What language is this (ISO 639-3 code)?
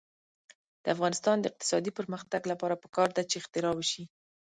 pus